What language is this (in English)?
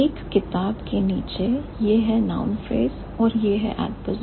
Hindi